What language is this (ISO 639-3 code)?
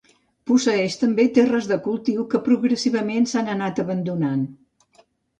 cat